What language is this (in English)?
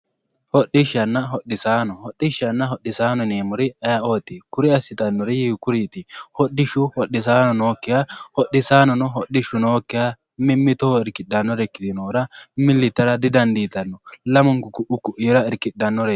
Sidamo